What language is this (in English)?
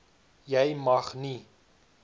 Afrikaans